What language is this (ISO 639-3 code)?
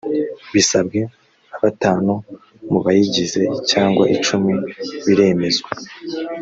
kin